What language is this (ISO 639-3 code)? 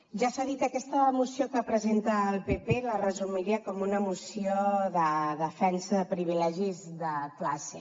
cat